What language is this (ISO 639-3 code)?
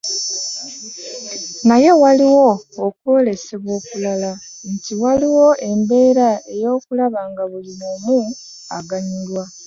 lug